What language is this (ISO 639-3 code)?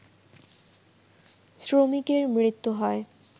ben